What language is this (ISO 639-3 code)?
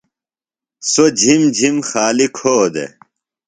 phl